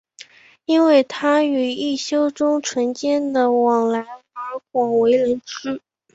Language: Chinese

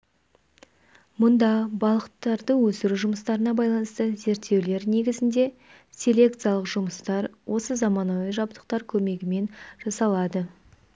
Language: Kazakh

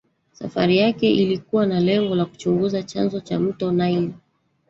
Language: Swahili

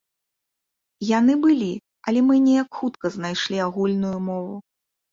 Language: Belarusian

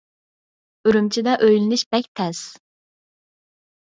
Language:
Uyghur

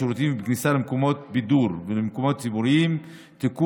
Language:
Hebrew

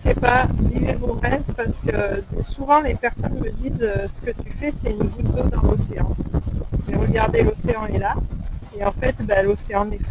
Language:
French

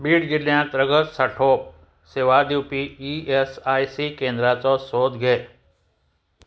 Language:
Konkani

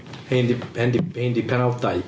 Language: Welsh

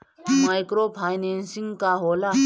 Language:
Bhojpuri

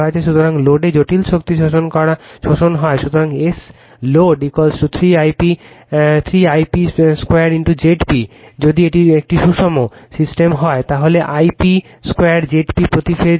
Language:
Bangla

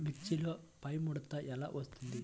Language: Telugu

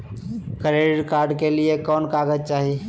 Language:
Magahi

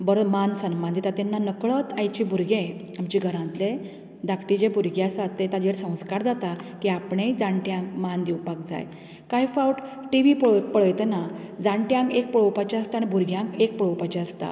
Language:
Konkani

